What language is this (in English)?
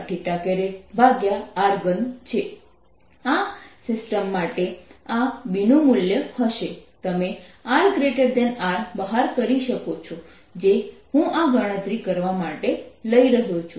Gujarati